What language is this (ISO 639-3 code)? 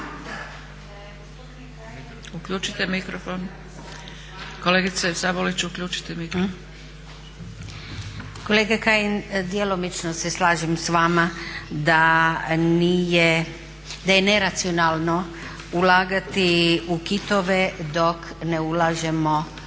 hrv